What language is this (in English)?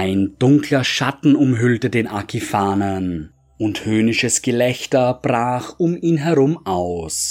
German